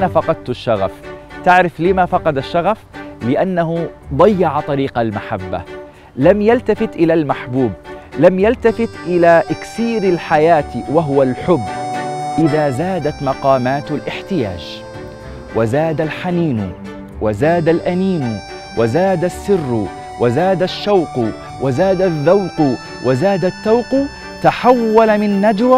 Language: Arabic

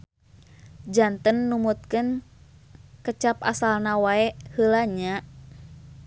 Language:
Sundanese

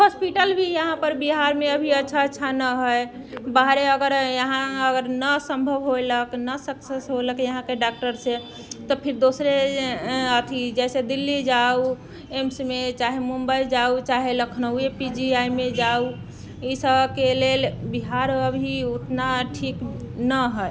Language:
Maithili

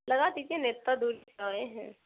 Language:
Urdu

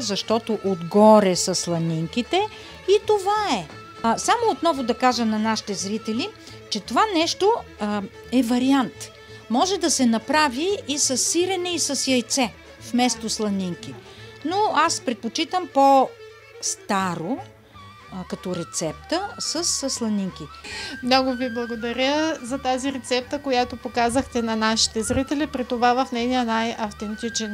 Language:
Bulgarian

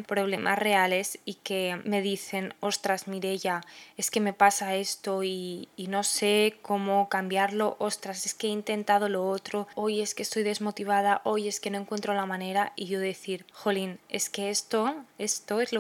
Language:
Spanish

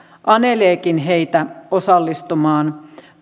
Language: Finnish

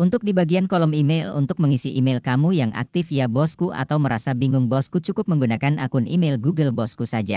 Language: Indonesian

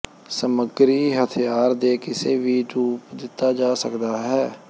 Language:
Punjabi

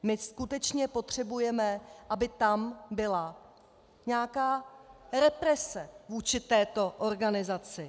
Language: Czech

